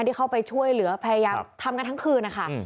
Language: Thai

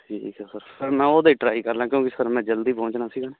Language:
Punjabi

